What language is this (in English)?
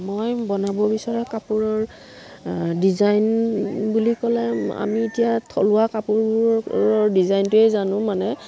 Assamese